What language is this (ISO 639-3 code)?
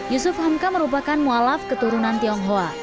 ind